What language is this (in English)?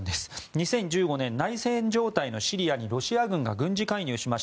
Japanese